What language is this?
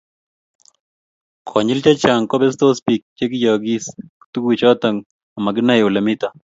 Kalenjin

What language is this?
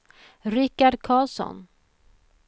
Swedish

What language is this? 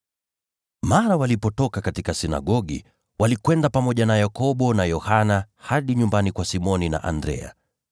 Swahili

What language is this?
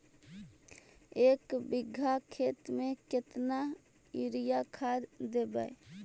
Magahi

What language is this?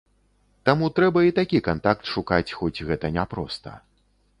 Belarusian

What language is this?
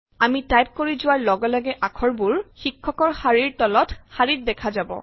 Assamese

